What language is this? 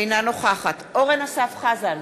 Hebrew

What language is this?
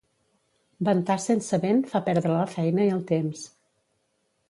Catalan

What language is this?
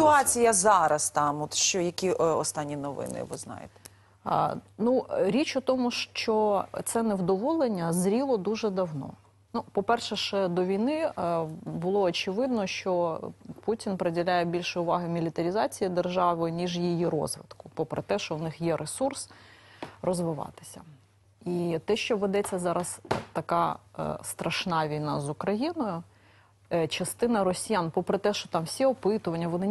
Ukrainian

